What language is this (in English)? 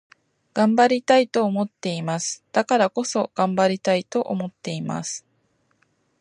Japanese